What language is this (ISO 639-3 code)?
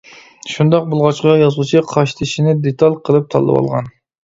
uig